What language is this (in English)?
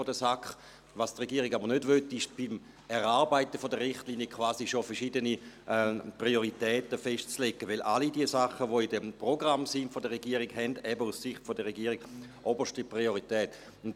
Swiss German